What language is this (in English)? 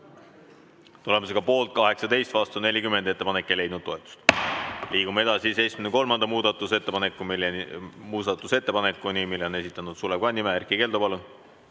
Estonian